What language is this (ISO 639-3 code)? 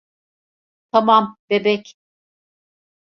tur